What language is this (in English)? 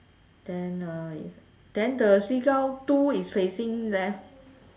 English